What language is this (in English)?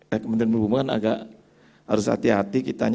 Indonesian